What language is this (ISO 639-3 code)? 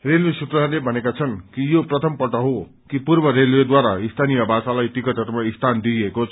nep